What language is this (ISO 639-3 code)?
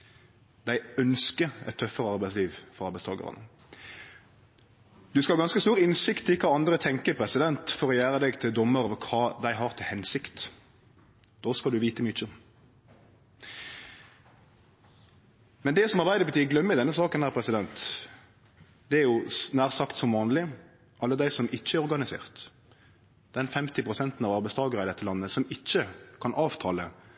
nno